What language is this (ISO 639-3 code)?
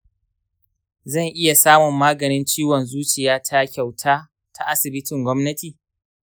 hau